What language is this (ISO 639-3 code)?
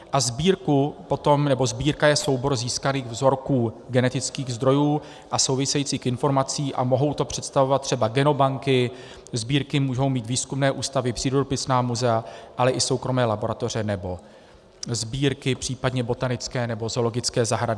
ces